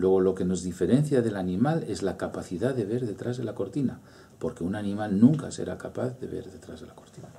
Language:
Spanish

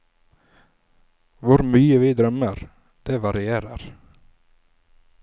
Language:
Norwegian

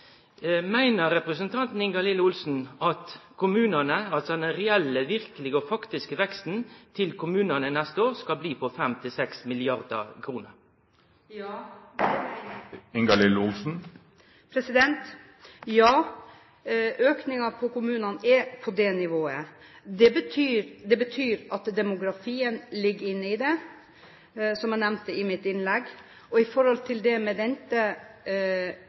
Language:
Norwegian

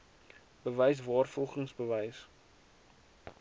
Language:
Afrikaans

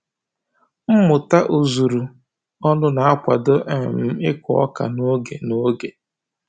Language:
Igbo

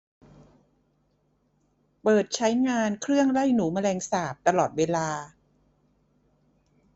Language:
Thai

